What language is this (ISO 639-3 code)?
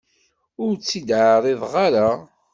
kab